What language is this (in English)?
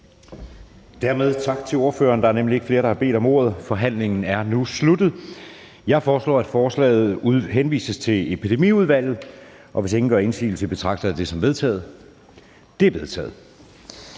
Danish